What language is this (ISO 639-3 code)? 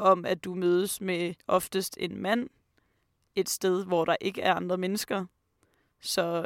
dan